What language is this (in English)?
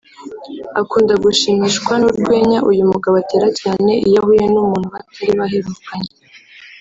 Kinyarwanda